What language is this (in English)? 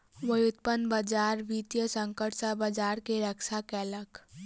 Maithili